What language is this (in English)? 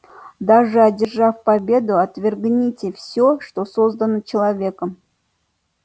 Russian